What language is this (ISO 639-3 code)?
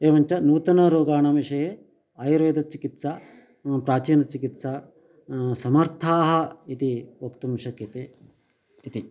san